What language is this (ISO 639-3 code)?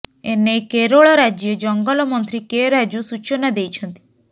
ori